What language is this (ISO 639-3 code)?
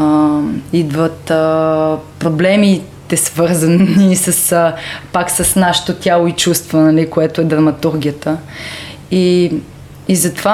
bul